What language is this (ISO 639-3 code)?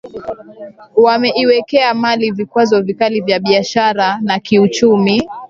swa